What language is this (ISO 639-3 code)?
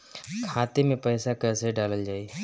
bho